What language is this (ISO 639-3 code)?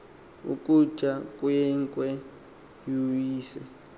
xho